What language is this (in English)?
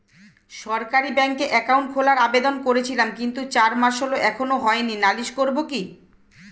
Bangla